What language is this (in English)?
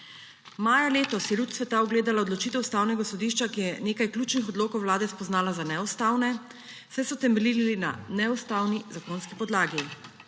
Slovenian